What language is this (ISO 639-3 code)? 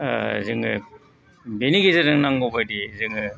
brx